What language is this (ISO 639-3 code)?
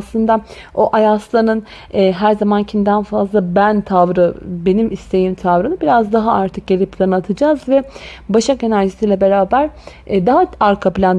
tur